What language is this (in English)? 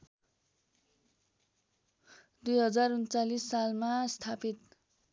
Nepali